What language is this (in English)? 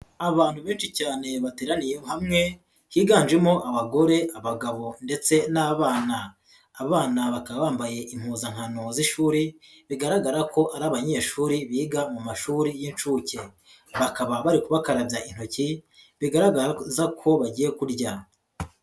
Kinyarwanda